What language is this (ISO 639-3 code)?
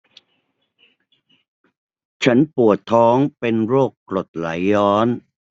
tha